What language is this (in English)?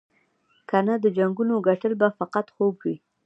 Pashto